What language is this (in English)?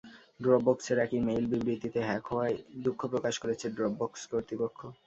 Bangla